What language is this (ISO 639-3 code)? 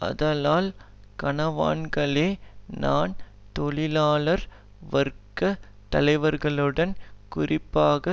tam